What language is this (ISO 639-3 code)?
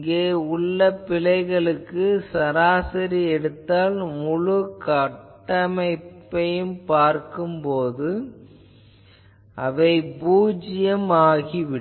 tam